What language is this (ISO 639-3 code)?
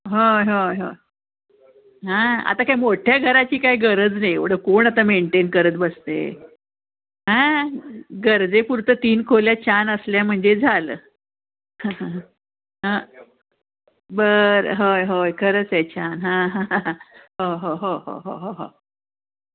mar